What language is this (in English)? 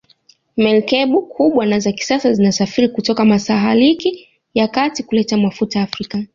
Swahili